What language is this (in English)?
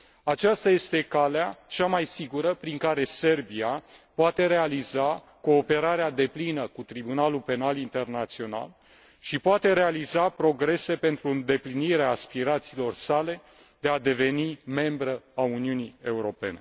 Romanian